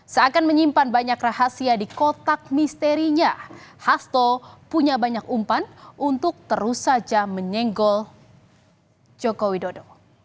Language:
Indonesian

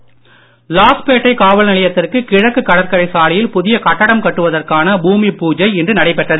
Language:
Tamil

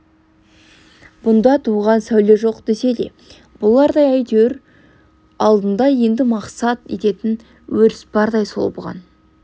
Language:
Kazakh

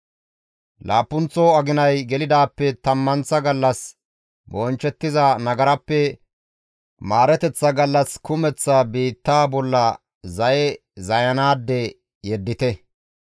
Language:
Gamo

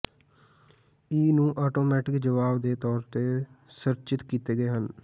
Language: Punjabi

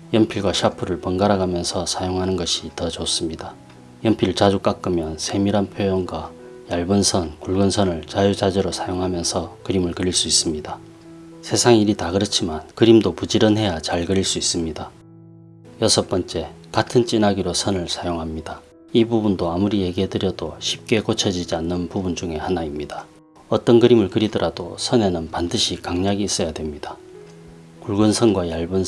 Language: Korean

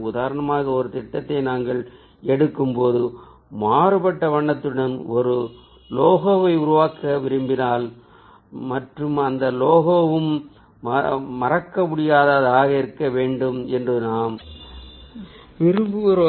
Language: Tamil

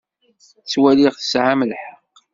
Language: Kabyle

